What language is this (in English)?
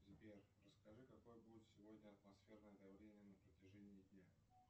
Russian